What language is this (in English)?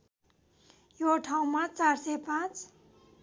Nepali